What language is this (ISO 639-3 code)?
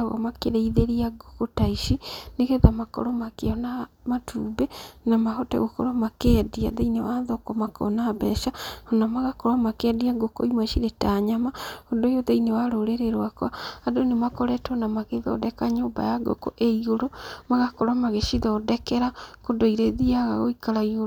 kik